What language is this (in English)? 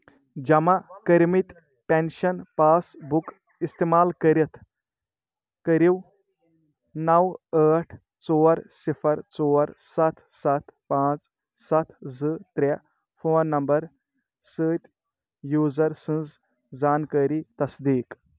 Kashmiri